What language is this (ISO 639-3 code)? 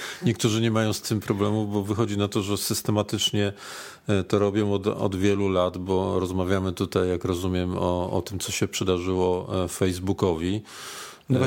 pol